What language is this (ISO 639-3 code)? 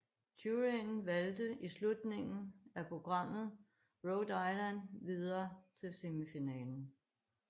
dan